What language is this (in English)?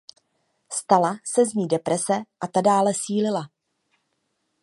Czech